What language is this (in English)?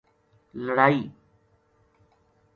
Gujari